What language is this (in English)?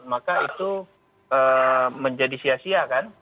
Indonesian